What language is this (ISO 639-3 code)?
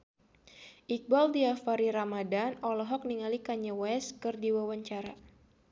sun